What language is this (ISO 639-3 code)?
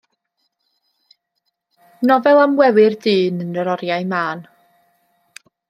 cym